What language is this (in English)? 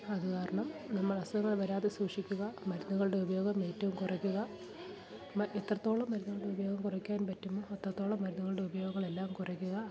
Malayalam